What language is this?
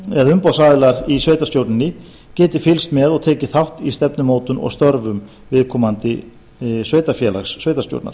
Icelandic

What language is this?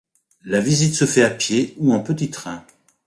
French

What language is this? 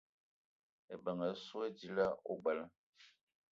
Eton (Cameroon)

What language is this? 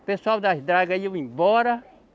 Portuguese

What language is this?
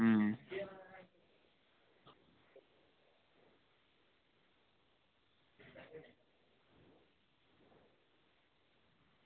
Dogri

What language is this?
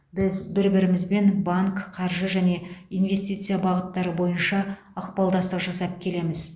Kazakh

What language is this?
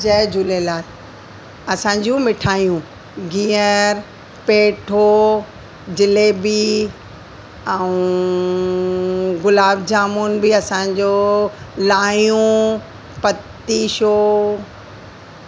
Sindhi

